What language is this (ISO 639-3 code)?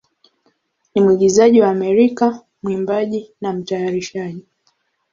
swa